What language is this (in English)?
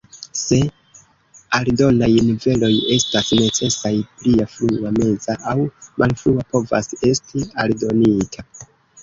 Esperanto